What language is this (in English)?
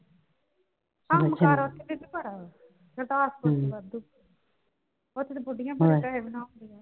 Punjabi